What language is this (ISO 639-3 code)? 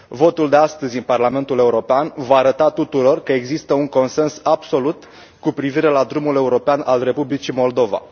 ron